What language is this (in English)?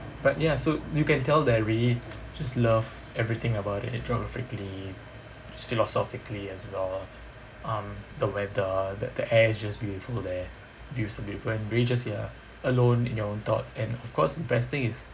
English